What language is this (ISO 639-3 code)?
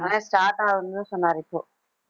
tam